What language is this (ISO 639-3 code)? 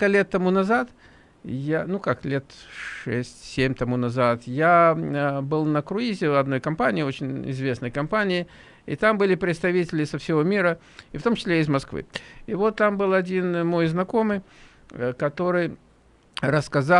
rus